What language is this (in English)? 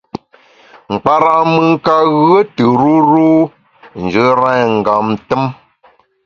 Bamun